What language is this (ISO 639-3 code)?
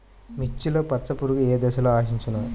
tel